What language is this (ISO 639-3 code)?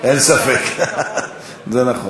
heb